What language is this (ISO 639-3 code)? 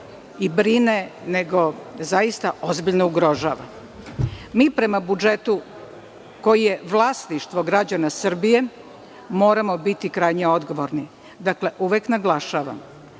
srp